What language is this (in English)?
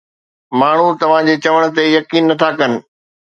Sindhi